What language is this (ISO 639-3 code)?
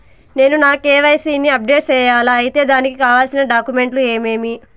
tel